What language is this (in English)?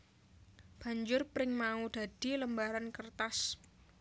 Javanese